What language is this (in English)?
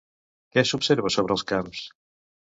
Catalan